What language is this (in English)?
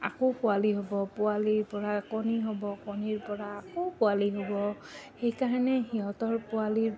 Assamese